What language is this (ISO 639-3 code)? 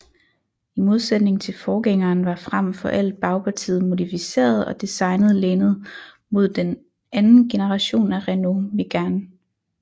dan